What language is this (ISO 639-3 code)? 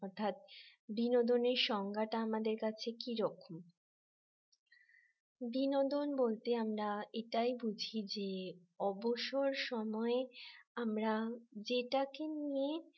ben